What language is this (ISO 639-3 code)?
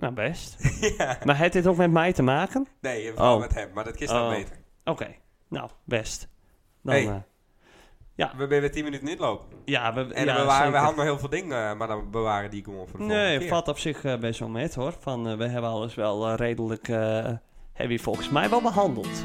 nld